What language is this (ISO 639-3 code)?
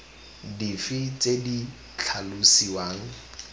tsn